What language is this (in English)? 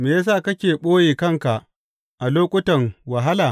Hausa